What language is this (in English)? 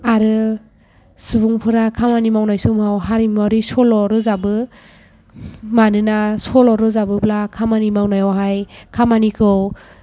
Bodo